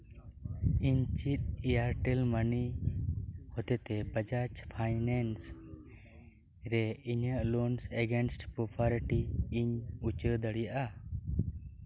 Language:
Santali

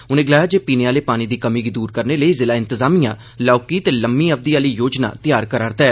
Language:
Dogri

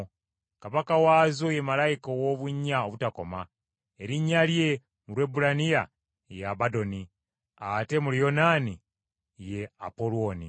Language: Ganda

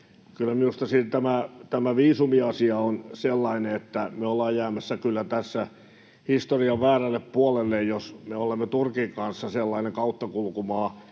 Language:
Finnish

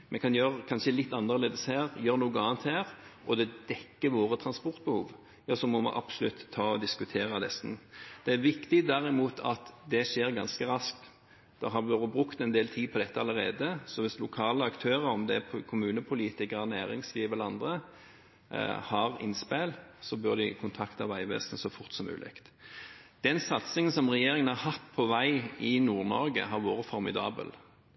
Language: Norwegian Bokmål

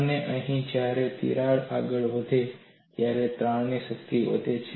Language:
Gujarati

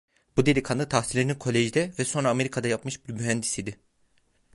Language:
Turkish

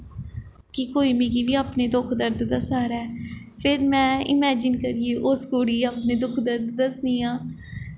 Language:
Dogri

